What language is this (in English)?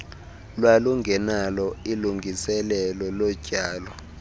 Xhosa